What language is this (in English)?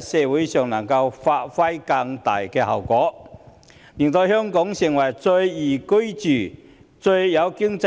Cantonese